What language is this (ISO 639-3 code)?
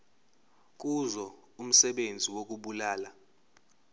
zul